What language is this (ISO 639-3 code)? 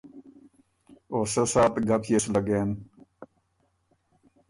oru